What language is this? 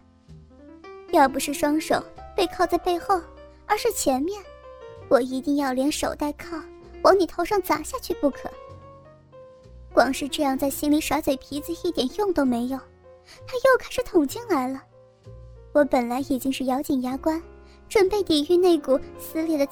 Chinese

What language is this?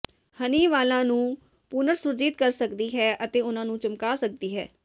Punjabi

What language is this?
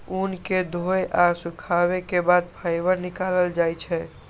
Maithili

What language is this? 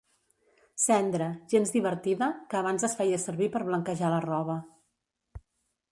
Catalan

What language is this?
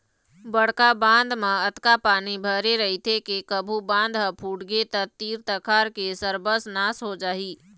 Chhattisgarhi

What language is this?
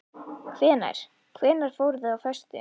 Icelandic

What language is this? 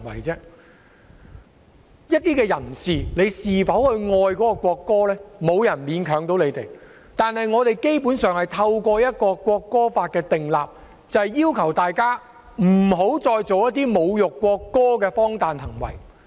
Cantonese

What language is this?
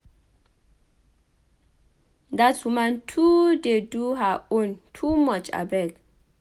Nigerian Pidgin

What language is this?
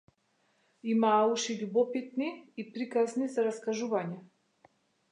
Macedonian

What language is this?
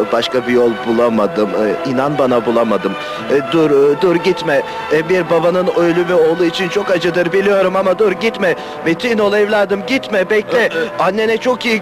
Turkish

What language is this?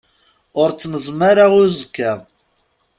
Kabyle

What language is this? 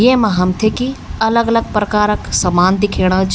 Garhwali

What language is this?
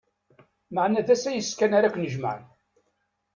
Kabyle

